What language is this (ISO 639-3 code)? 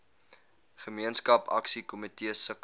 afr